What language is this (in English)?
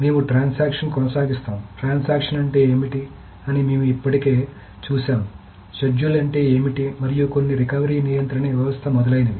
Telugu